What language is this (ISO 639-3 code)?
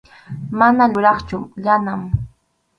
qxu